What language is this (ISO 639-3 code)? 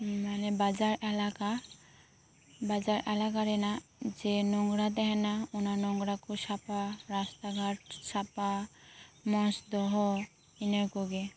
sat